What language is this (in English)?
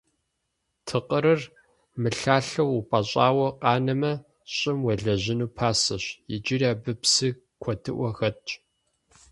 Kabardian